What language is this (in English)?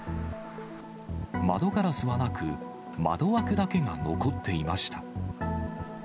Japanese